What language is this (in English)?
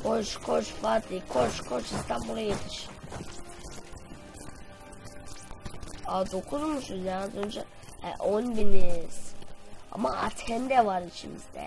Turkish